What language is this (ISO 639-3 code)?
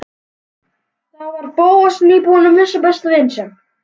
isl